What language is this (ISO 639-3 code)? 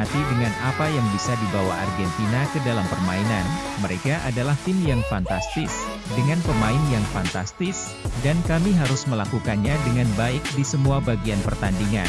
ind